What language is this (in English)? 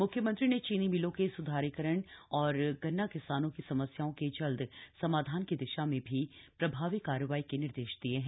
Hindi